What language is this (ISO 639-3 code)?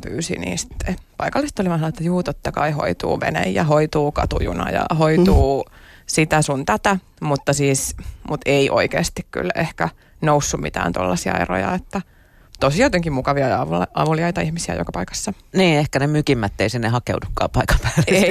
fin